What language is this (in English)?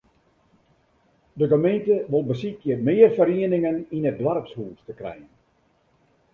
Western Frisian